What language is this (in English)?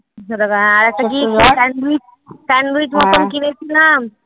Bangla